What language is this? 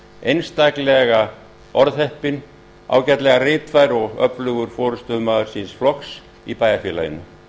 Icelandic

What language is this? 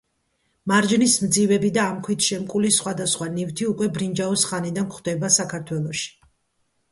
Georgian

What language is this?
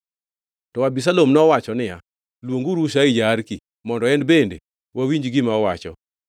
Luo (Kenya and Tanzania)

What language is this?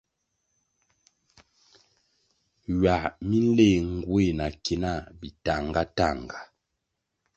Kwasio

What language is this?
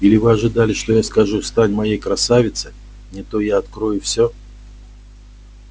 Russian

